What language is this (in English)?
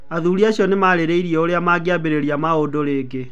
Kikuyu